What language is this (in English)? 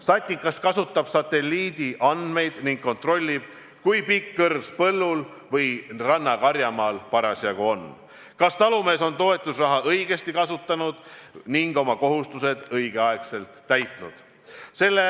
Estonian